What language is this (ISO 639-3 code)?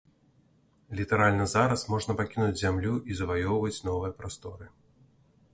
bel